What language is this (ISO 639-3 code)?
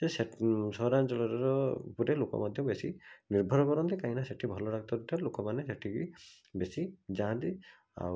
ori